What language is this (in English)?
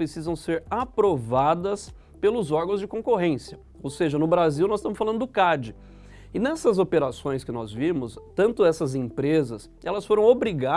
Portuguese